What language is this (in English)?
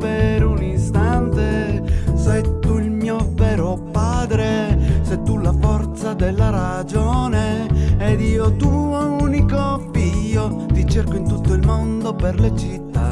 Italian